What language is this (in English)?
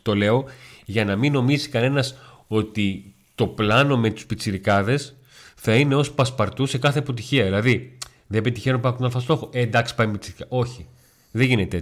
Greek